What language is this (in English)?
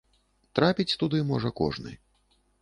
Belarusian